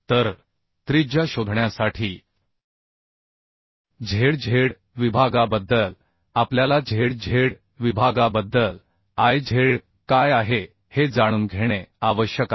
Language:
Marathi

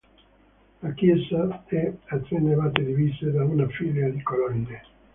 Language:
Italian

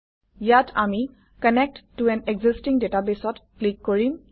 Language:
Assamese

